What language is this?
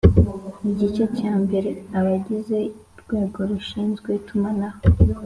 Kinyarwanda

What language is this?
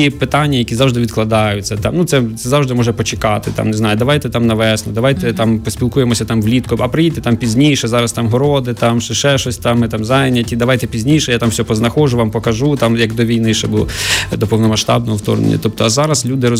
Ukrainian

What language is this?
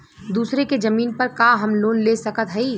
Bhojpuri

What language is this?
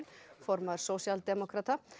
Icelandic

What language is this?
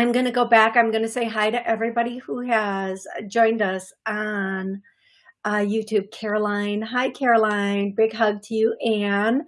English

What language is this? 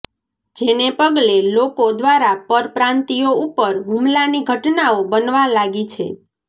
Gujarati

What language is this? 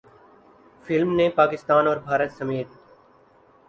Urdu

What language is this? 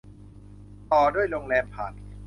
Thai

